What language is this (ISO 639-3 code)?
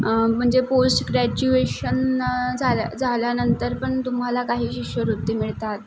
mar